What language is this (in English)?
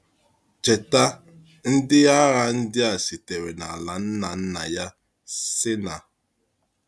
Igbo